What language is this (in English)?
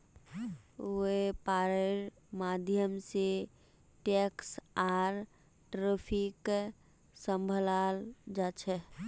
Magahi